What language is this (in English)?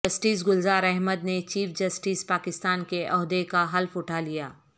Urdu